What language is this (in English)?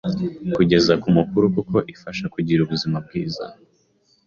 Kinyarwanda